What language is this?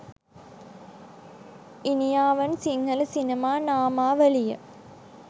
Sinhala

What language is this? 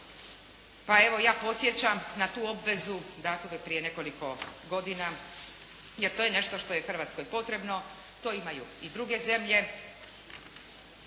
Croatian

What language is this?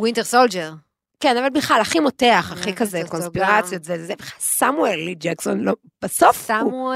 Hebrew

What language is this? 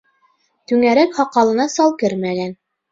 Bashkir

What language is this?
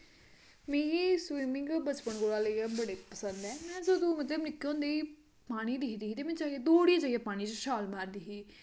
Dogri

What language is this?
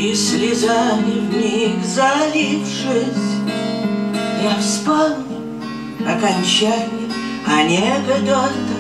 Russian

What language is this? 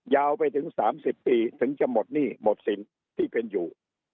Thai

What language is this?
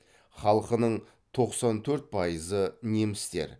Kazakh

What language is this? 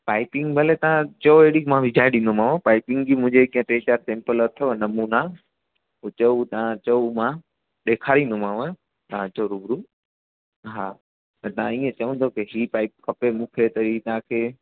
Sindhi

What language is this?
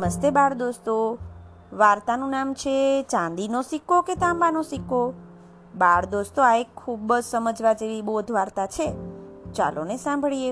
Gujarati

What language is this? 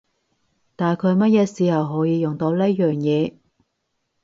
Cantonese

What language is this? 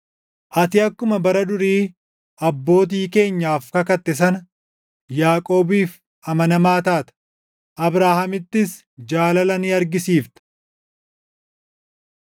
Oromo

